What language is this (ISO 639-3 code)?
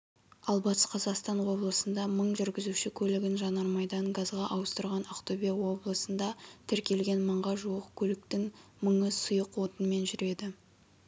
kaz